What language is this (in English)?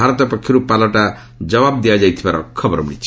Odia